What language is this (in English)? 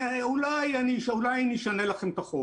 Hebrew